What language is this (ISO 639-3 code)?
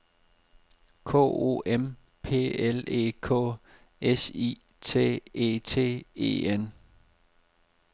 dan